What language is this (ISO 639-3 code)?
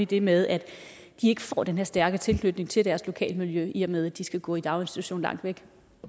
dan